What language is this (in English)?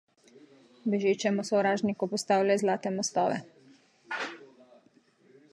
Slovenian